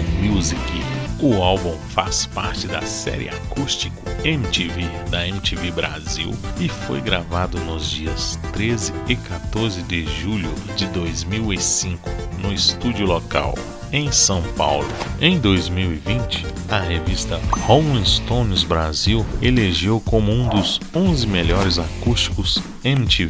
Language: Portuguese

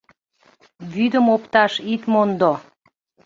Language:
Mari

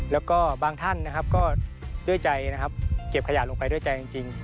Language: Thai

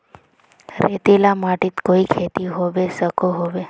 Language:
Magahi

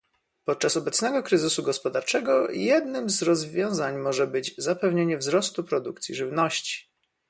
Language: Polish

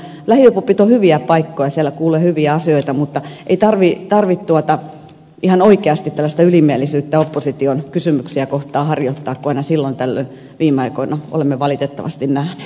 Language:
Finnish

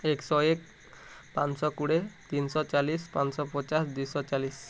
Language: Odia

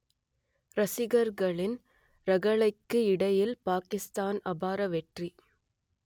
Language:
Tamil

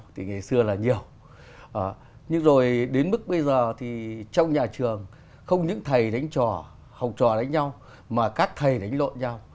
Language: Vietnamese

